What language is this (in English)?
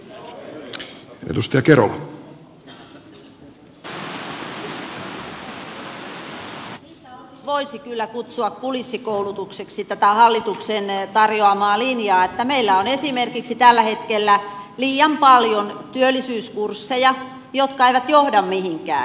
Finnish